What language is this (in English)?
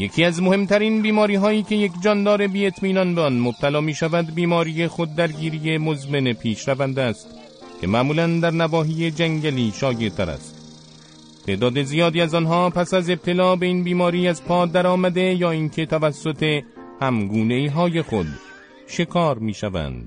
Persian